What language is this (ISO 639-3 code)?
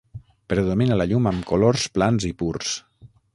cat